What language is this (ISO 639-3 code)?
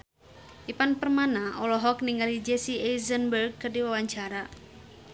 sun